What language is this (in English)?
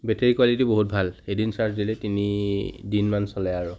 Assamese